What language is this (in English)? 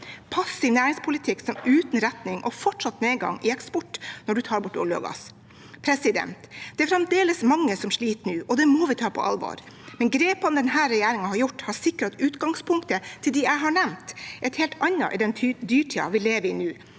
Norwegian